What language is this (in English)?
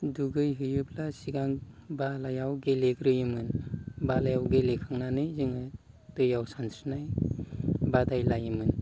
Bodo